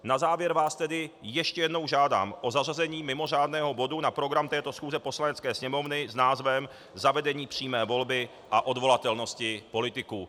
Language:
Czech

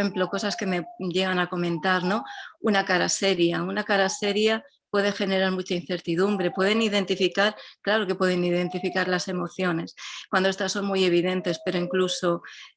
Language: Spanish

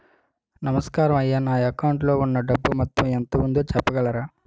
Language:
Telugu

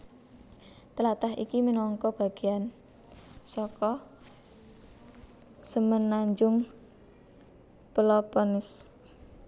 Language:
Javanese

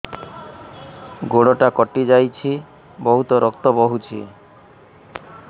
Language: Odia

